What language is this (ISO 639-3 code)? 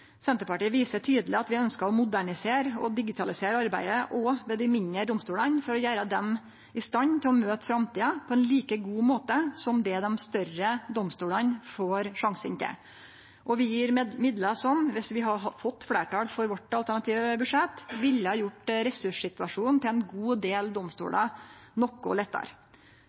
nno